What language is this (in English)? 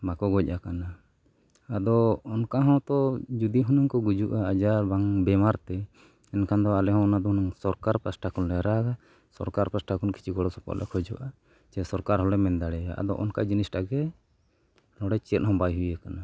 Santali